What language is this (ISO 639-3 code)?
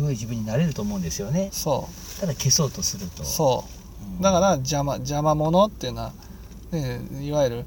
jpn